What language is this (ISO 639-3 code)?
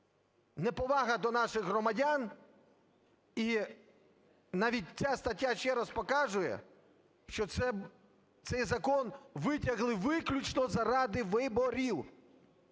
ukr